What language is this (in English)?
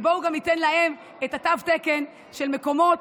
Hebrew